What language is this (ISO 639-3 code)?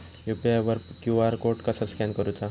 mar